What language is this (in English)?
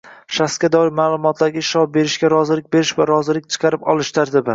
Uzbek